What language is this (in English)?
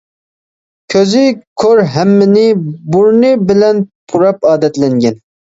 Uyghur